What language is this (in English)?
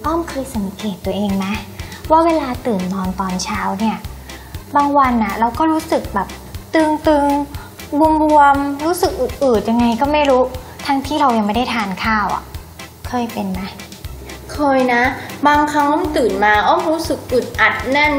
Thai